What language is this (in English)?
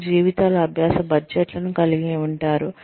Telugu